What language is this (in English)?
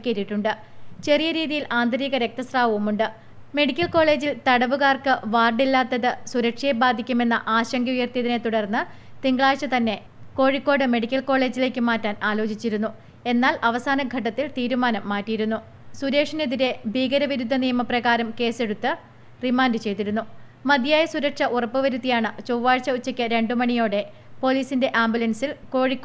Malayalam